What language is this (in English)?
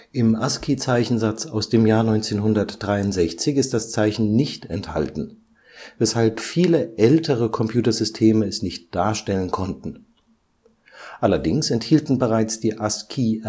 German